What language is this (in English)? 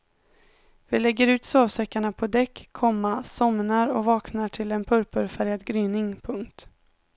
Swedish